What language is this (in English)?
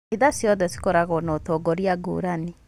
Kikuyu